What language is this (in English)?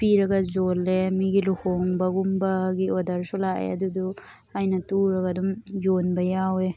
Manipuri